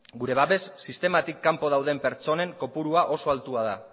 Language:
Basque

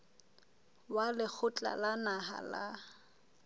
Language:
Southern Sotho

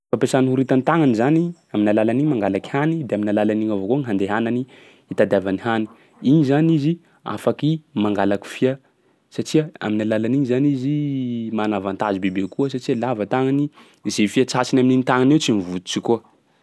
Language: Sakalava Malagasy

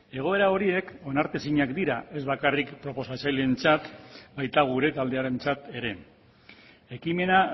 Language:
Basque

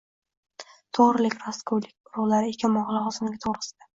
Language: Uzbek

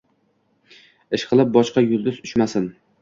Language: Uzbek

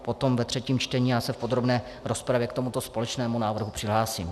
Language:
Czech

